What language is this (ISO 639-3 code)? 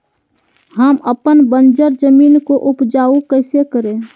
mag